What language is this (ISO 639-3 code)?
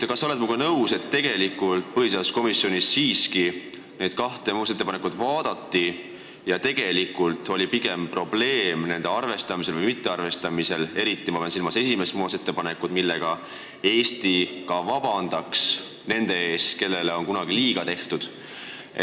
est